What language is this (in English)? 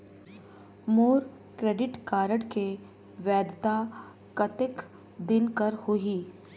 Chhattisgarhi